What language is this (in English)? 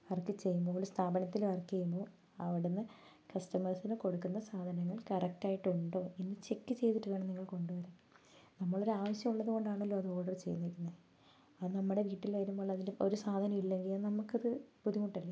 Malayalam